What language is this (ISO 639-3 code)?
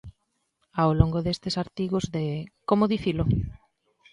glg